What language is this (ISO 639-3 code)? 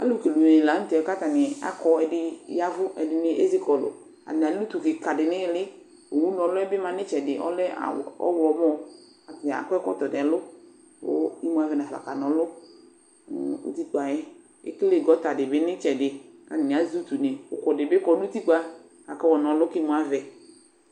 kpo